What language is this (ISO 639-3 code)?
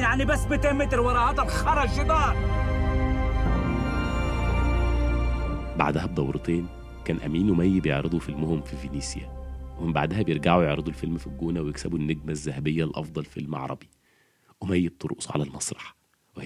ara